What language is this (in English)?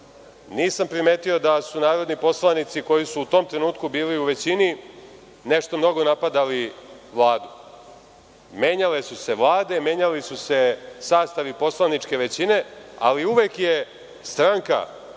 Serbian